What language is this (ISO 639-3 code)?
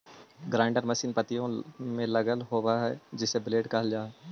mag